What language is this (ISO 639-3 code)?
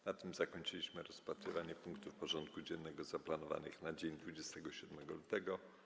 pol